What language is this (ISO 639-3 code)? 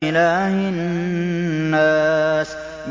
ara